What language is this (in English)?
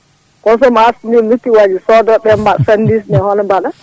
Fula